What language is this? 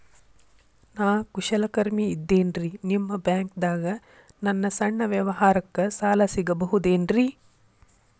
Kannada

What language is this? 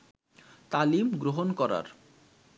Bangla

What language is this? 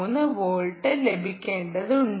Malayalam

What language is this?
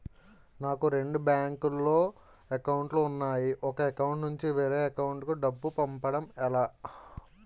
Telugu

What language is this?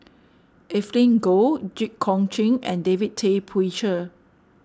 English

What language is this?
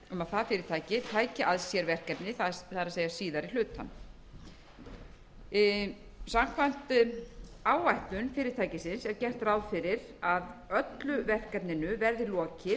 Icelandic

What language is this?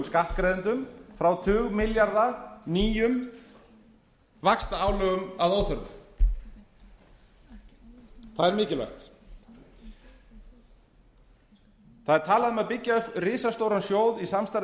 Icelandic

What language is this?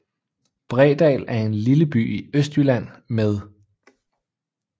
Danish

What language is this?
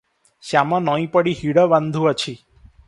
Odia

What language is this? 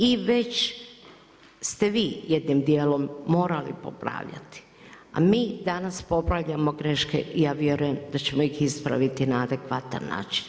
Croatian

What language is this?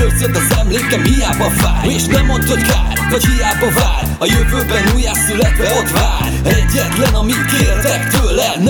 Hungarian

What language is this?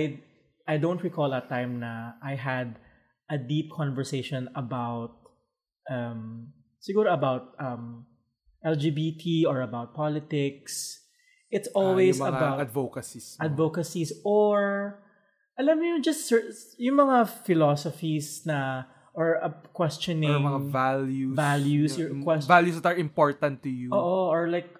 Filipino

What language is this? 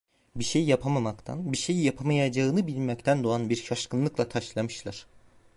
Turkish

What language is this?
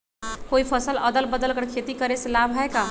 Magahi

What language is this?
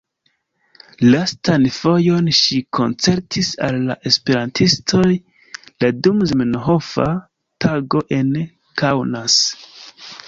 Esperanto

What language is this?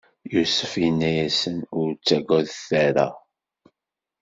Kabyle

